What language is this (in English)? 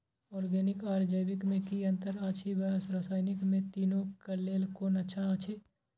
Maithili